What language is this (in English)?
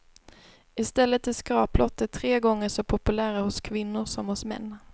Swedish